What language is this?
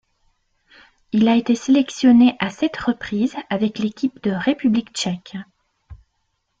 French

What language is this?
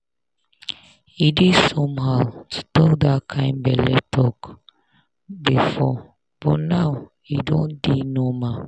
Nigerian Pidgin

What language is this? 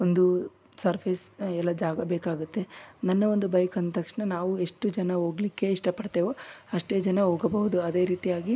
Kannada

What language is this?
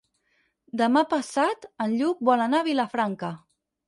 Catalan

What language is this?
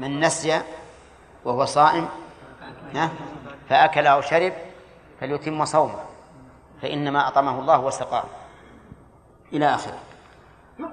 Arabic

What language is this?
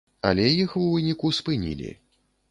Belarusian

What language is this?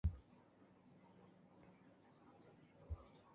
Macedonian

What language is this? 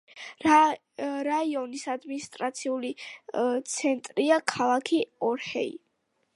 Georgian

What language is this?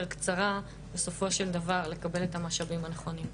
Hebrew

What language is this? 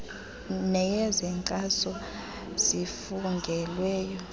Xhosa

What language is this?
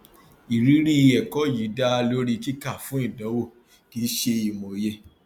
Yoruba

